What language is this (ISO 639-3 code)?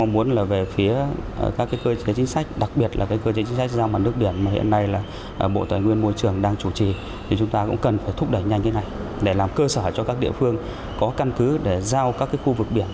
vie